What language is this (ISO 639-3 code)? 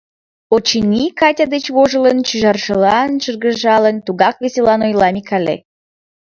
chm